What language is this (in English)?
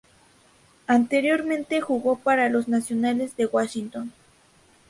Spanish